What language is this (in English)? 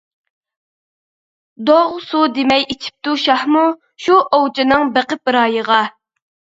Uyghur